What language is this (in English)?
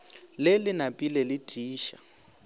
Northern Sotho